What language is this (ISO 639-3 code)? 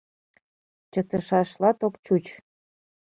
chm